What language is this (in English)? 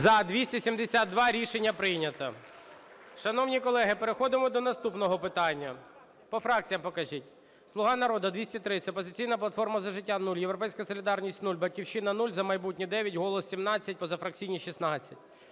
Ukrainian